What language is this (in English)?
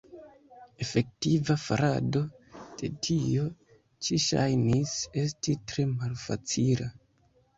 Esperanto